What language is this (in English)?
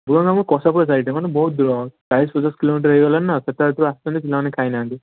Odia